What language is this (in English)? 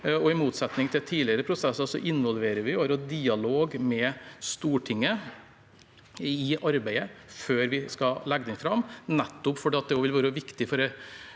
Norwegian